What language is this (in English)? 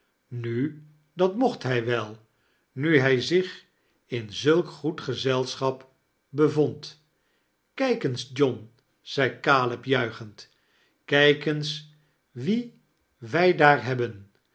Dutch